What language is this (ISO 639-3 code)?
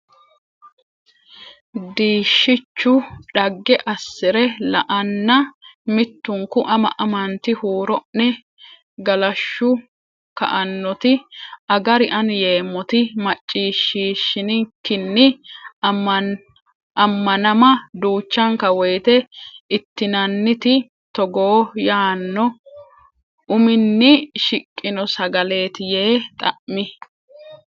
sid